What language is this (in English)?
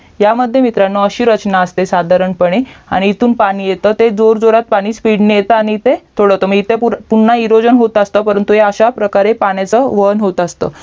Marathi